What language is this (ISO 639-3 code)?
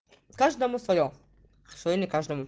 rus